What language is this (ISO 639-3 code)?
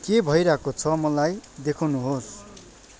nep